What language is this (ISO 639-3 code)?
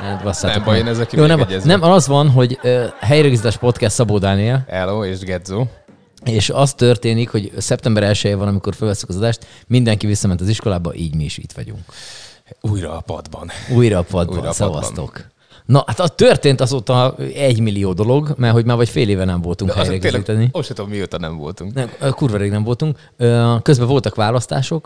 hun